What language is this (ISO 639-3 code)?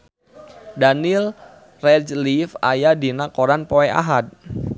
sun